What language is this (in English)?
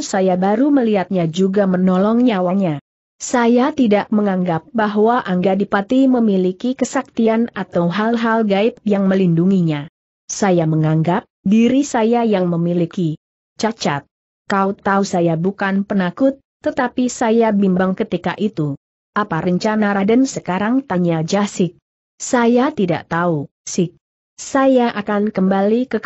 Indonesian